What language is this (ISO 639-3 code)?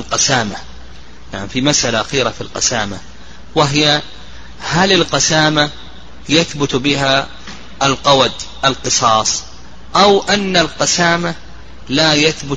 ara